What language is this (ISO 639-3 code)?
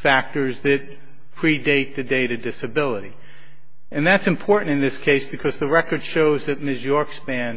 eng